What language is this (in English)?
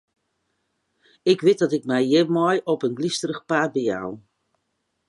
Western Frisian